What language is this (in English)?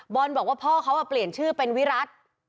Thai